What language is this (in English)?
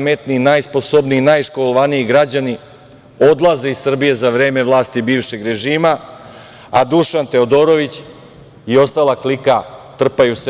Serbian